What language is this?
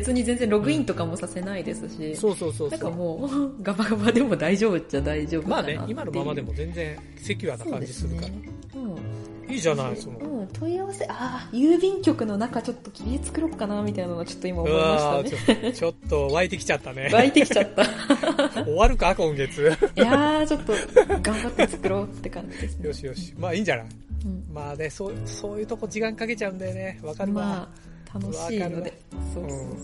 Japanese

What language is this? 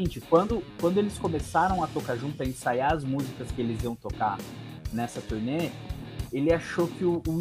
Portuguese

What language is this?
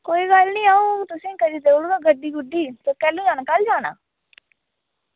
Dogri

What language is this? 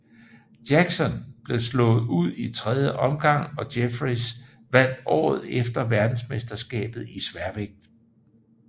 Danish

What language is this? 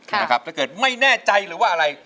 Thai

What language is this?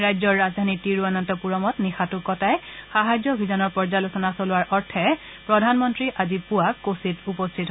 Assamese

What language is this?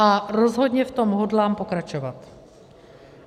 Czech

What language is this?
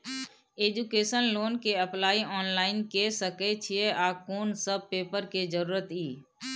Maithili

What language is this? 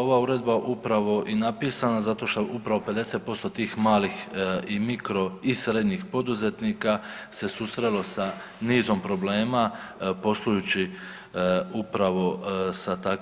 Croatian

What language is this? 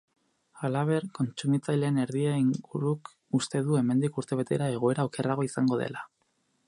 Basque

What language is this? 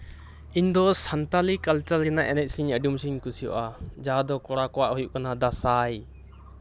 Santali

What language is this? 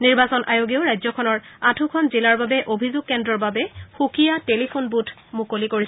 Assamese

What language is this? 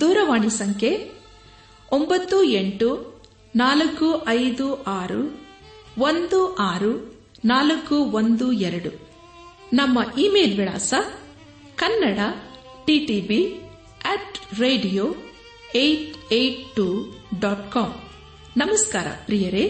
Kannada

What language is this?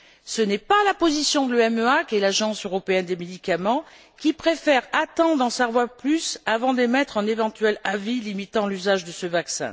French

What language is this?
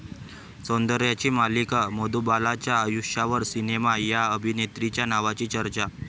Marathi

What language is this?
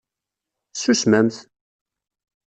Kabyle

